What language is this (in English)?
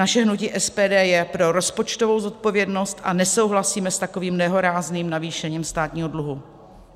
Czech